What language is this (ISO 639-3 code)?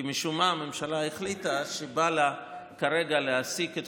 heb